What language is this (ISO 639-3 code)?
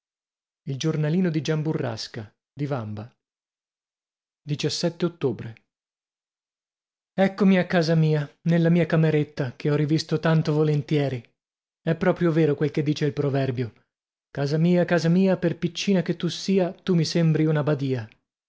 ita